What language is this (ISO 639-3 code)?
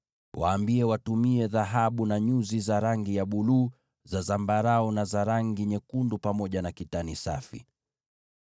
swa